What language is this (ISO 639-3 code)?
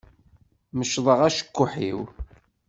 kab